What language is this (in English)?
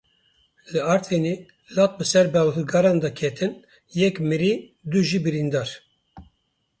Kurdish